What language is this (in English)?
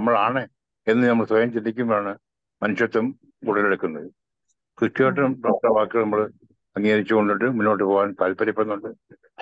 Malayalam